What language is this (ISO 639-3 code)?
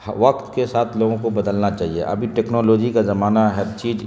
urd